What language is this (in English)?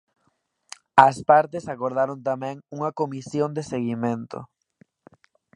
Galician